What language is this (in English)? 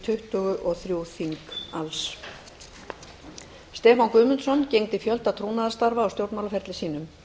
Icelandic